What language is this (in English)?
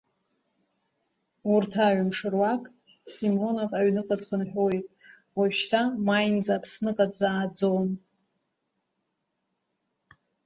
Abkhazian